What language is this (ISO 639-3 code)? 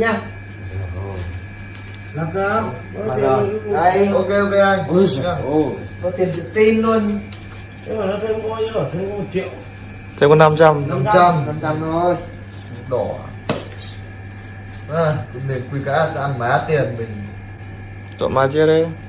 vie